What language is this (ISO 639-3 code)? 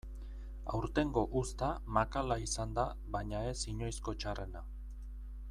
eus